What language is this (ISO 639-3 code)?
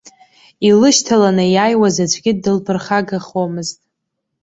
abk